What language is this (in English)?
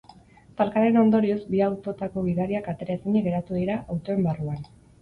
Basque